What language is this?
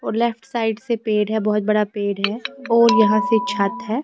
Hindi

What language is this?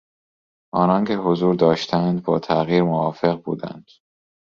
Persian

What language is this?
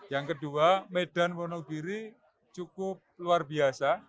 Indonesian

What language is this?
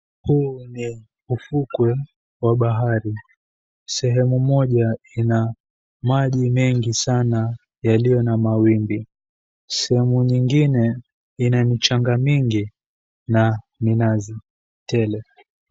Swahili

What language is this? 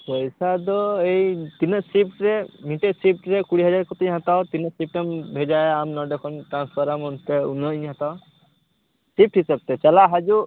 Santali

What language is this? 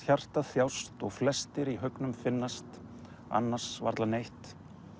Icelandic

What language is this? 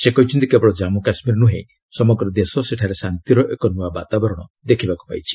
Odia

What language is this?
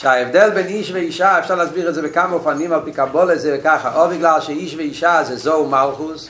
Hebrew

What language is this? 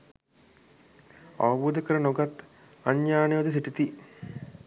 Sinhala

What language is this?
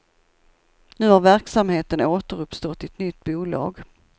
Swedish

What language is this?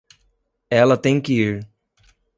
Portuguese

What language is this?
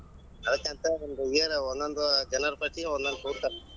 Kannada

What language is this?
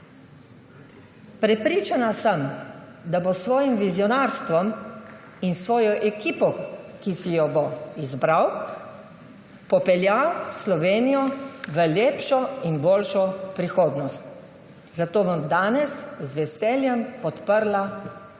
Slovenian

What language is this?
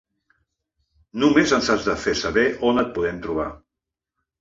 Catalan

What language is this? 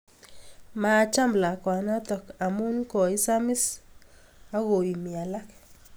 Kalenjin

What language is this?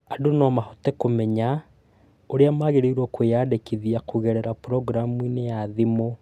Kikuyu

